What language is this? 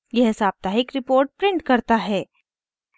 Hindi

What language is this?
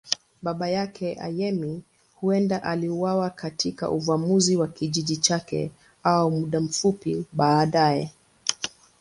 Swahili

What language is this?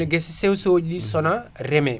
Fula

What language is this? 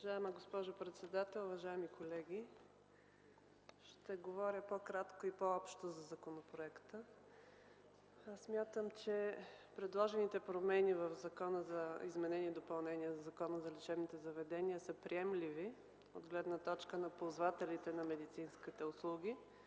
Bulgarian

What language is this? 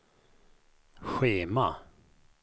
Swedish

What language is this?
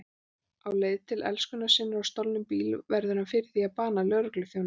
Icelandic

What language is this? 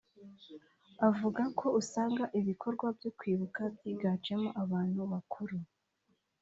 Kinyarwanda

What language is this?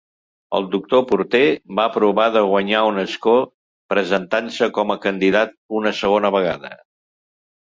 Catalan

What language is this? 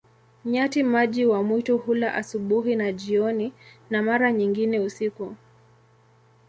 Swahili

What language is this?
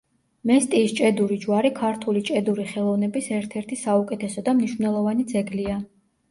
Georgian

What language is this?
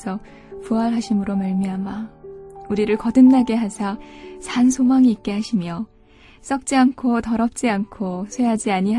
Korean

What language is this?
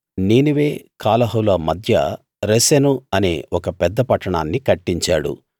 Telugu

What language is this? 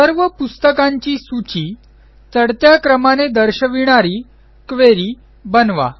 Marathi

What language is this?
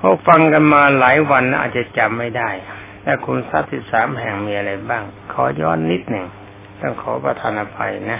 Thai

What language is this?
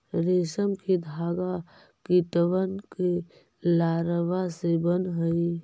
Magahi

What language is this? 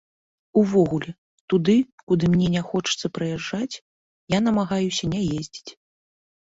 Belarusian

